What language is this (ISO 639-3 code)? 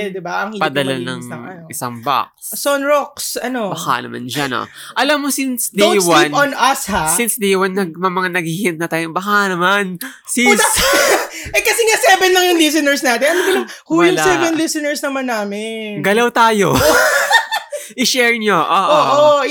fil